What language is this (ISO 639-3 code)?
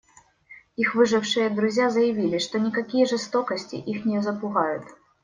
rus